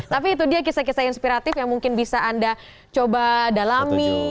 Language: Indonesian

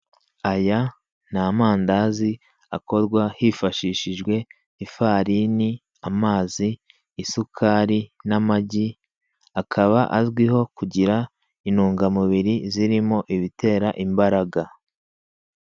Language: Kinyarwanda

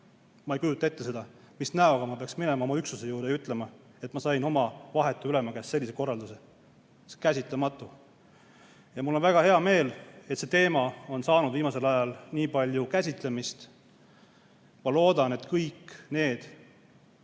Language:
Estonian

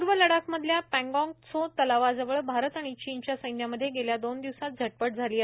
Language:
Marathi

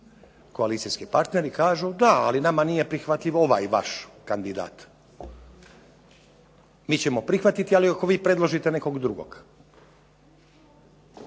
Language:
Croatian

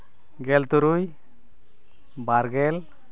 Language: Santali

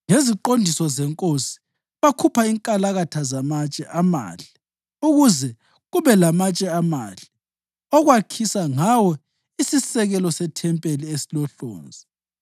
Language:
North Ndebele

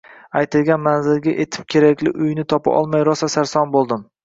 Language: Uzbek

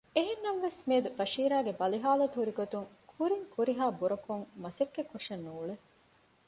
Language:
Divehi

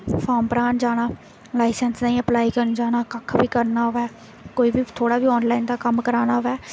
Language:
Dogri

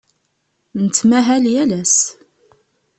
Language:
Kabyle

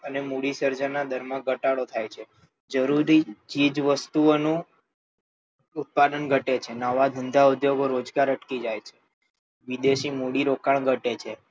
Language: Gujarati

